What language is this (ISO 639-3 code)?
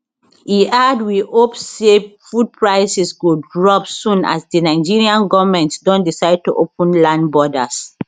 pcm